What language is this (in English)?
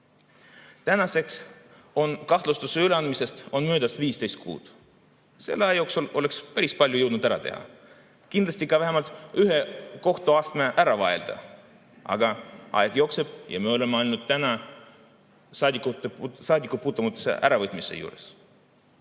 Estonian